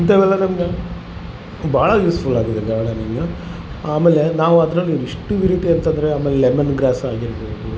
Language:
Kannada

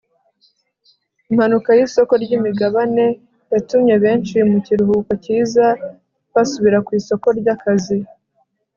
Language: Kinyarwanda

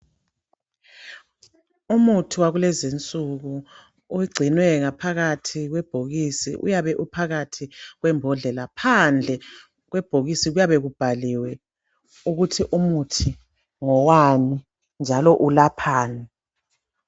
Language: North Ndebele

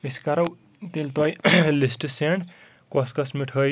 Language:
Kashmiri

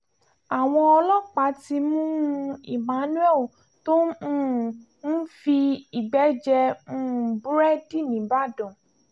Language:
Yoruba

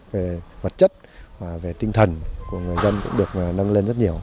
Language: Vietnamese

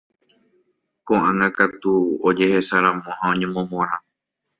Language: Guarani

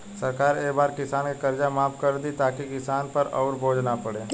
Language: Bhojpuri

